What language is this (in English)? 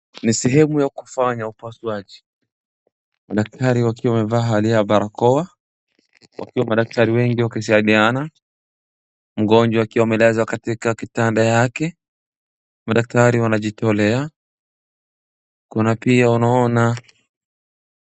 Swahili